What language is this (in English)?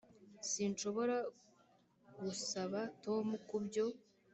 Kinyarwanda